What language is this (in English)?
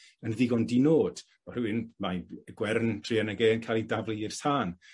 Welsh